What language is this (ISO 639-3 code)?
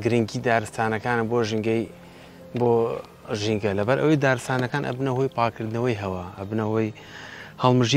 ara